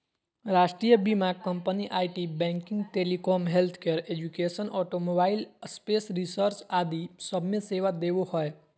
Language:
Magahi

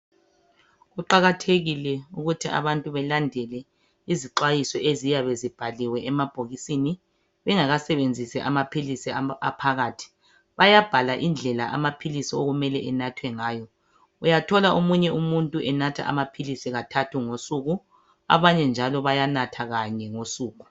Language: North Ndebele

